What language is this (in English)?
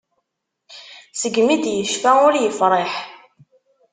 Kabyle